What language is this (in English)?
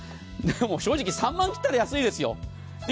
Japanese